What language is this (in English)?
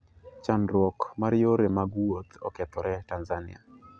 Luo (Kenya and Tanzania)